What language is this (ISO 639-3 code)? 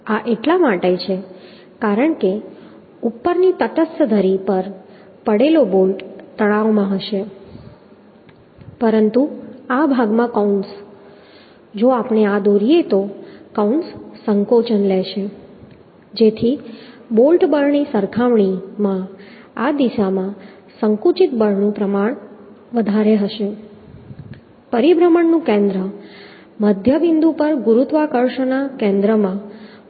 guj